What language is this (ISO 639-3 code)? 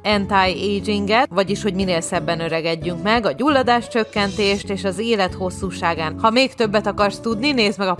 hun